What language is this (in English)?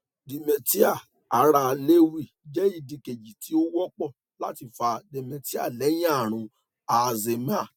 Yoruba